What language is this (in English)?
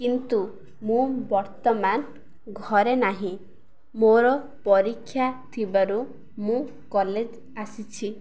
Odia